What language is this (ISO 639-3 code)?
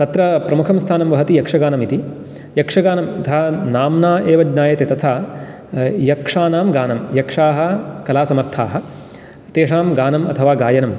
san